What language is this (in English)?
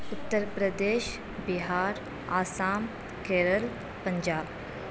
Urdu